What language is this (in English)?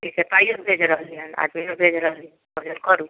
Maithili